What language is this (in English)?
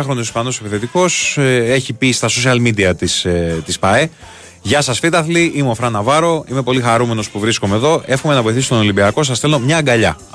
Greek